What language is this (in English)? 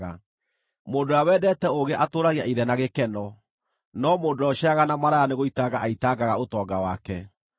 Kikuyu